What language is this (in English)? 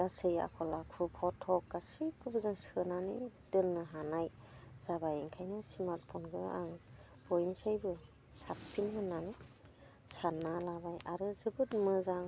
Bodo